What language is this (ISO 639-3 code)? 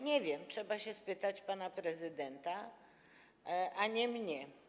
pol